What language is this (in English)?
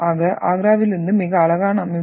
Tamil